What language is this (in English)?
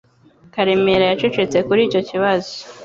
Kinyarwanda